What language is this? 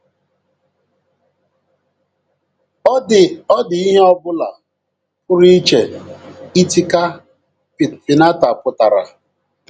Igbo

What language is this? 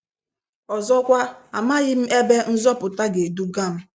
Igbo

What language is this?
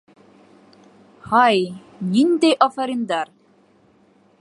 Bashkir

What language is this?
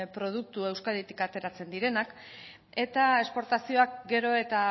Basque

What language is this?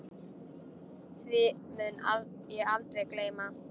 Icelandic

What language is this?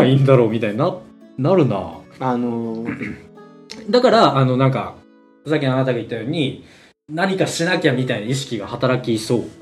Japanese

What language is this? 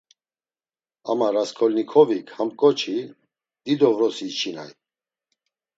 Laz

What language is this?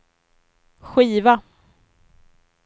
Swedish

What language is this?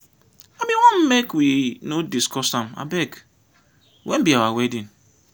Nigerian Pidgin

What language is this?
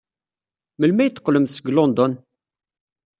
Kabyle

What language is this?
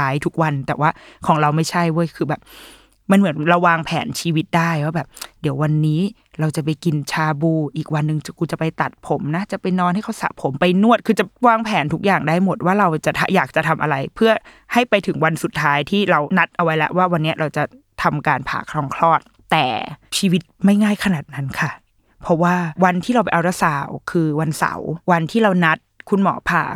Thai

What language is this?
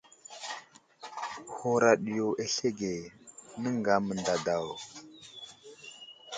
Wuzlam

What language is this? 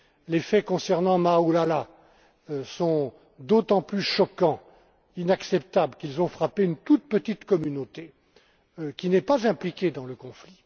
French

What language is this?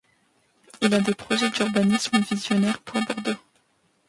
French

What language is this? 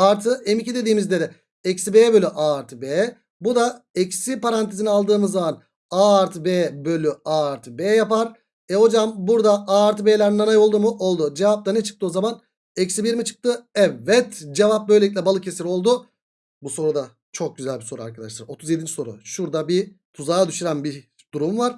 Turkish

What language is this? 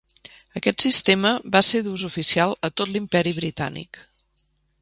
Catalan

